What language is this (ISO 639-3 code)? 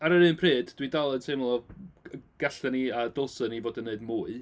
cym